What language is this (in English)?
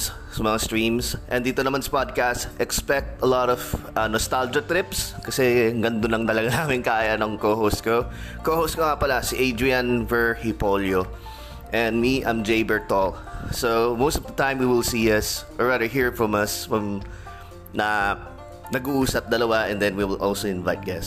Filipino